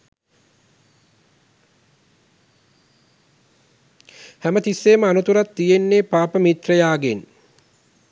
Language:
Sinhala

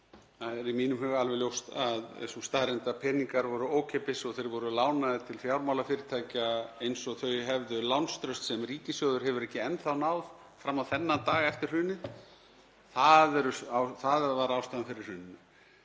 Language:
Icelandic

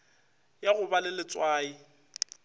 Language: Northern Sotho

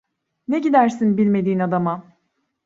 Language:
Turkish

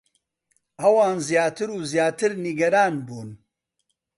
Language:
Central Kurdish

